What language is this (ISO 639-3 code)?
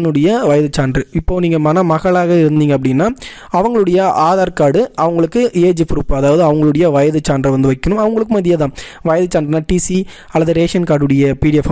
tam